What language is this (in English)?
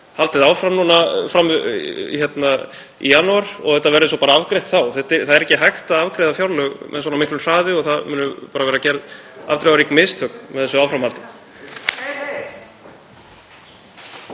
Icelandic